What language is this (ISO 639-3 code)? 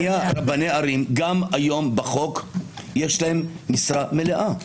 heb